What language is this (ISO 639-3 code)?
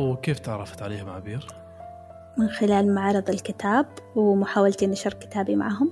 ara